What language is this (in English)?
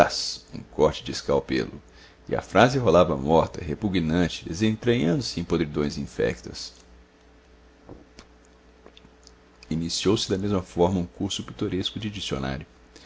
Portuguese